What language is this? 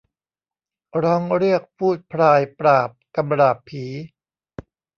Thai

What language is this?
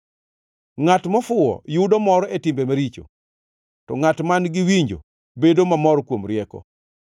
Luo (Kenya and Tanzania)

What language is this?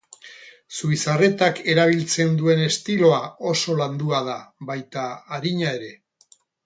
Basque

